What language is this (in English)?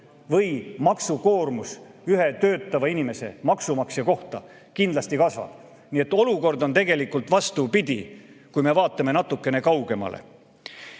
Estonian